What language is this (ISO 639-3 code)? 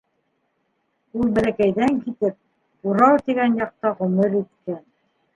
bak